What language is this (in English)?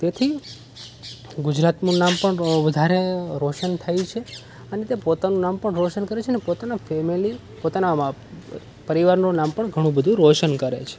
Gujarati